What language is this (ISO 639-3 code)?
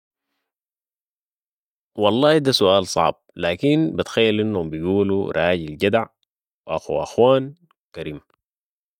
apd